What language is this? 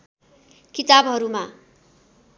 Nepali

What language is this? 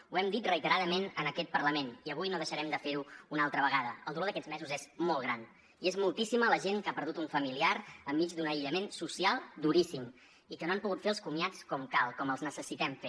Catalan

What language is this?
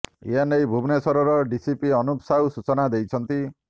Odia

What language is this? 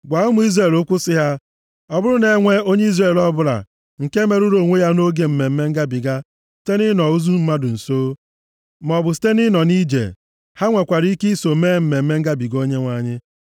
Igbo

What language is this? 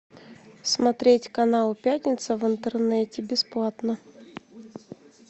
Russian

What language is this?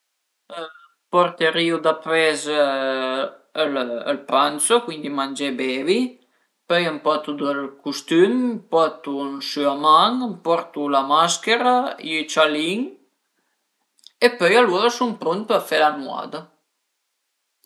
Piedmontese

